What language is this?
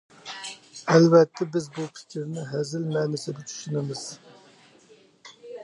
Uyghur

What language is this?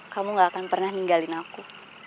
Indonesian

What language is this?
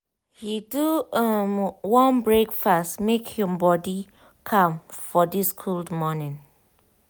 Nigerian Pidgin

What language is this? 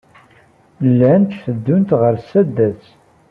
Kabyle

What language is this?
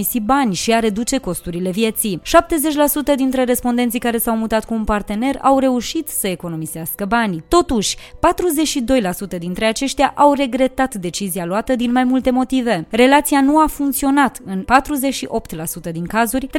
Romanian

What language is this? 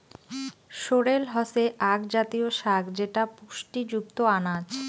Bangla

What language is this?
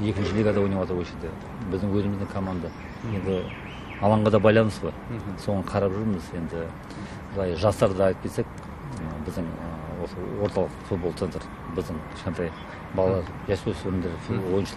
Russian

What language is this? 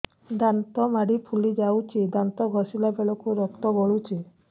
Odia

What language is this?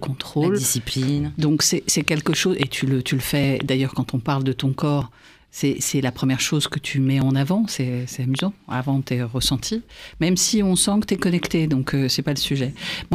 French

